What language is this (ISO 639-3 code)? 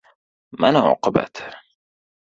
uzb